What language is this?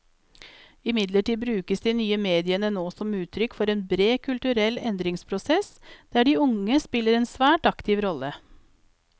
Norwegian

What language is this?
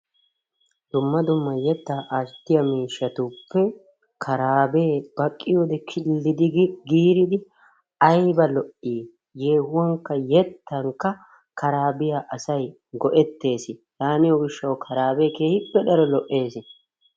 Wolaytta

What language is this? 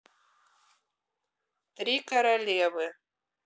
Russian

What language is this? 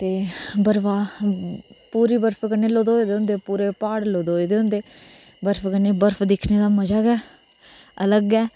Dogri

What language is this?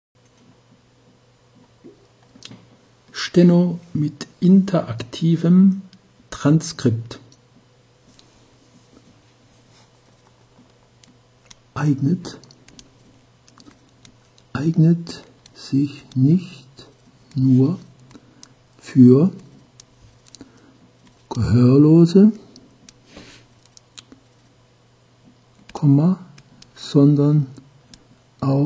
German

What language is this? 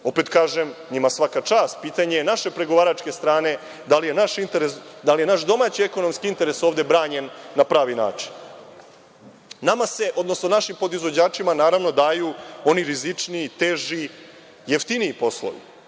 Serbian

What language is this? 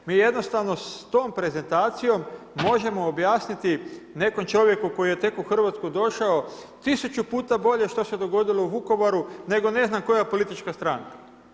Croatian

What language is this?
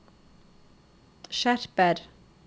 Norwegian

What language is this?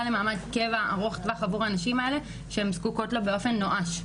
Hebrew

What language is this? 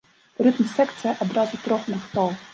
Belarusian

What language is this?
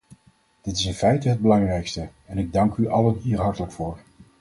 Dutch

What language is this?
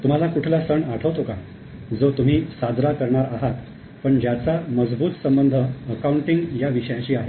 Marathi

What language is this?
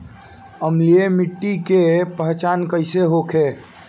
Bhojpuri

